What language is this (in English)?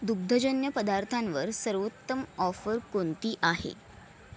Marathi